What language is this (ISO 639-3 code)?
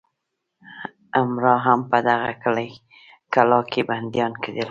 pus